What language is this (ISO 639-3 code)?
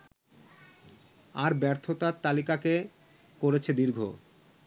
ben